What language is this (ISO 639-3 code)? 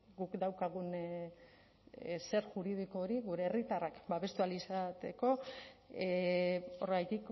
eus